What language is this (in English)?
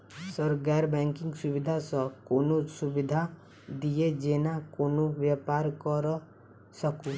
Maithili